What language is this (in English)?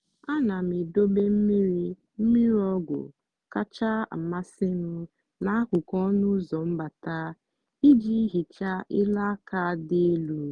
Igbo